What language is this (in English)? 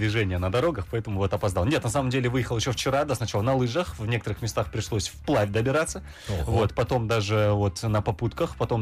Russian